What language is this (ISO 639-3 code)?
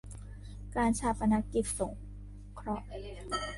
tha